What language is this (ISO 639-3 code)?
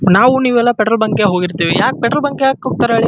kan